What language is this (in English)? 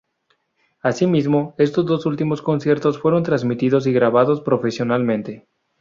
Spanish